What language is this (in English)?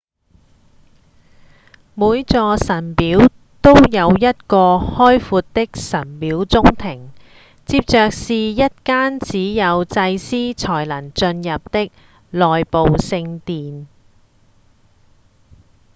Cantonese